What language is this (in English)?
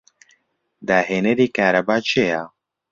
Central Kurdish